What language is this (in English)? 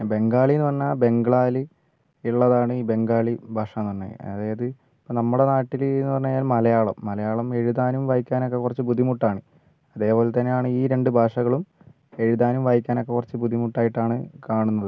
Malayalam